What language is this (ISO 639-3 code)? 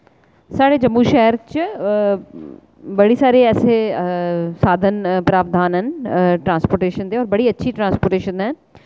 doi